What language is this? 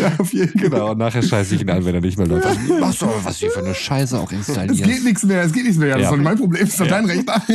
German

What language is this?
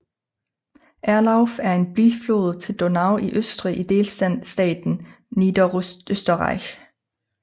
Danish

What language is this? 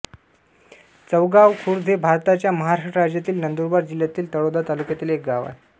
Marathi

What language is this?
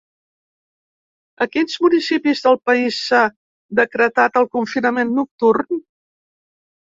Catalan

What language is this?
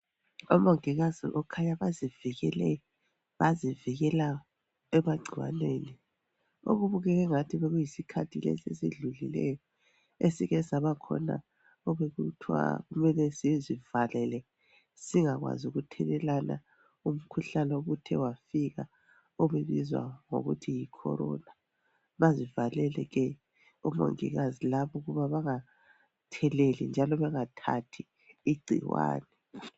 North Ndebele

